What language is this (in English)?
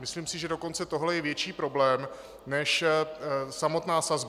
Czech